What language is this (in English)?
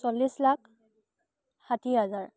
Assamese